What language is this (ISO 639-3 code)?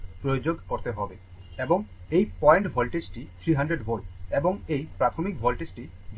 ben